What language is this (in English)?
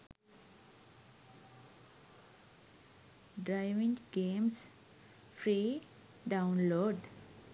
Sinhala